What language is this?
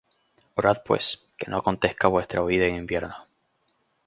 Spanish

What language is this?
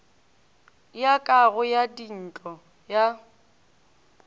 Northern Sotho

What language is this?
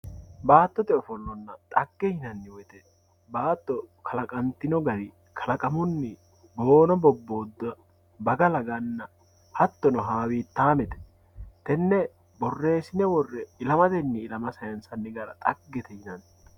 Sidamo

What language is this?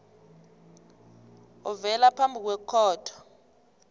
South Ndebele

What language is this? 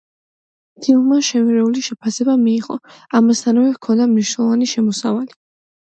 Georgian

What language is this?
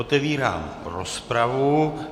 Czech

